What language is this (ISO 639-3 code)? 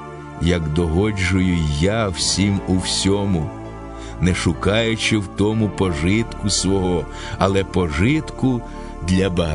ukr